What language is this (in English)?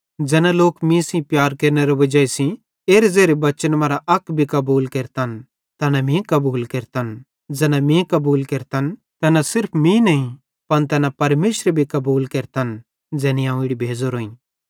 Bhadrawahi